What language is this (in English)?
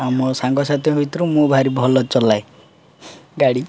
Odia